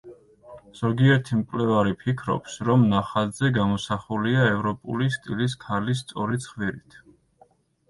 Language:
Georgian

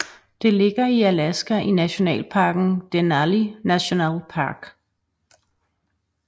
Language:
Danish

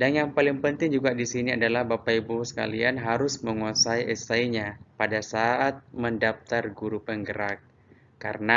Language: Indonesian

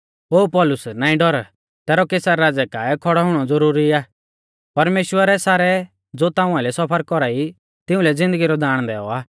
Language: Mahasu Pahari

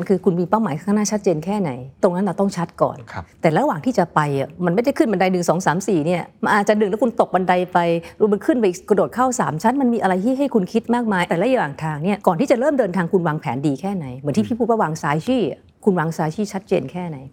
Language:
Thai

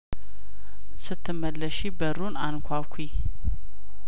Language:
Amharic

